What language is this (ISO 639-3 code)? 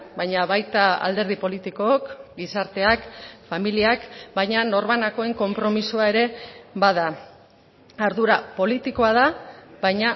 eus